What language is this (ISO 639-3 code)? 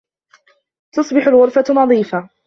ara